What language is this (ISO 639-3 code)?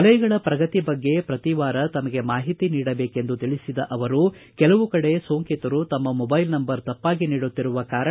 kan